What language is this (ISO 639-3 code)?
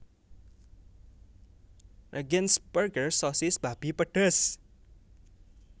jav